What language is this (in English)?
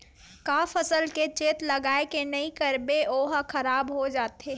Chhattisgarhi